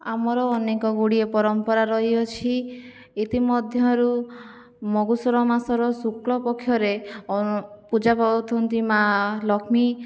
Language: Odia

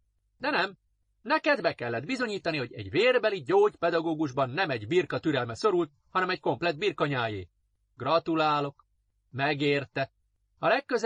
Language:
Hungarian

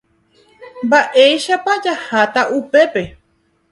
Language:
Guarani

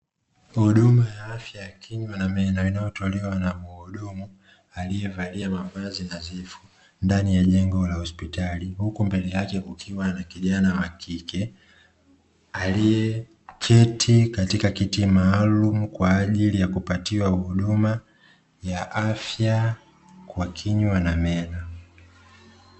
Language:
Swahili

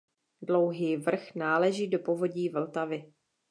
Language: Czech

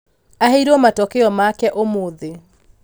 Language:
Kikuyu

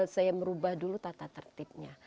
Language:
Indonesian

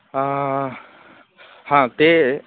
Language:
Sanskrit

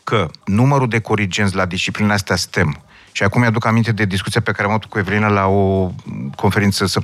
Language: Romanian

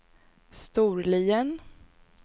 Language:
Swedish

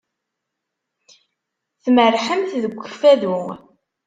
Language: Kabyle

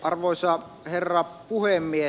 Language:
Finnish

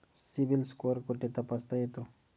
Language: Marathi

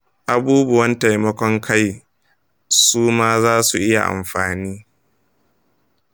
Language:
Hausa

